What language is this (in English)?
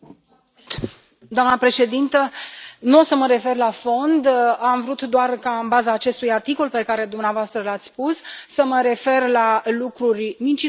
Romanian